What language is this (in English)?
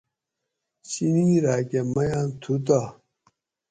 Gawri